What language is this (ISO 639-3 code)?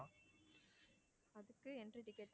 tam